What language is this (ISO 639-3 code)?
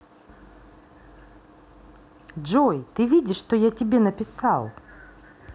rus